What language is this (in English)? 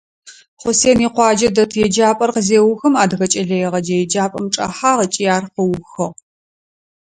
Adyghe